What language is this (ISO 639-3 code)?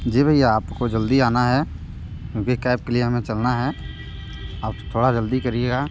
hin